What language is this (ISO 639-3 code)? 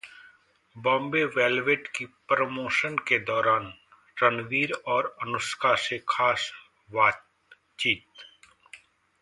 hin